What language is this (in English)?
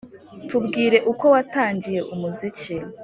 Kinyarwanda